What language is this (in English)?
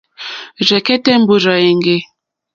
Mokpwe